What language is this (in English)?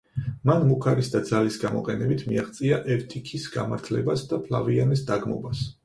Georgian